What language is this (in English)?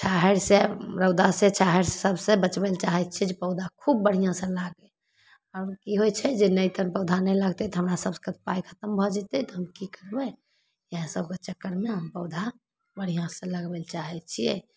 Maithili